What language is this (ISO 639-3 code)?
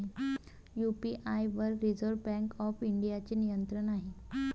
mar